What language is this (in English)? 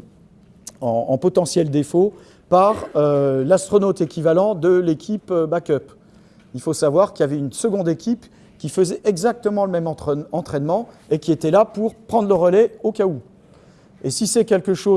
French